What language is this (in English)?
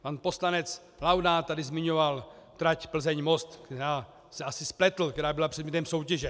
Czech